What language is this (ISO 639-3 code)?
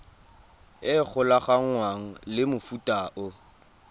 tsn